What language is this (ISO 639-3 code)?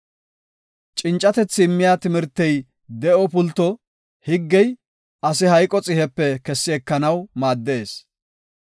gof